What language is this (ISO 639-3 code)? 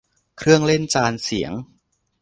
tha